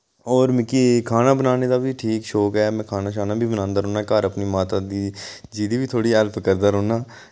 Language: Dogri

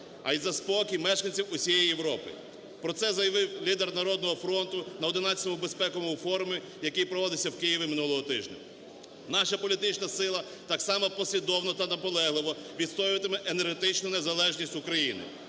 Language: Ukrainian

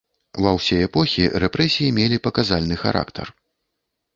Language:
Belarusian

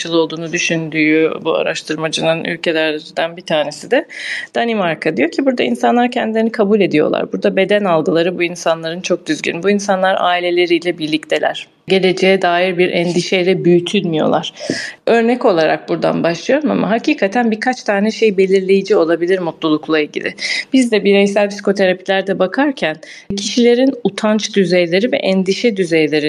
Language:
Turkish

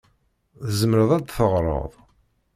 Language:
Kabyle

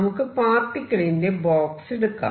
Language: Malayalam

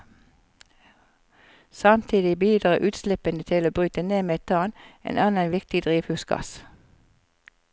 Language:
Norwegian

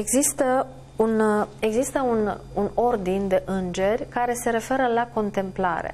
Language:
Romanian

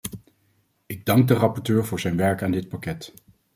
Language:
Dutch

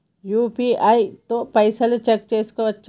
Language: Telugu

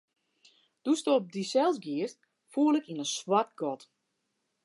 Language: Western Frisian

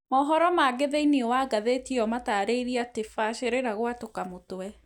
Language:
Kikuyu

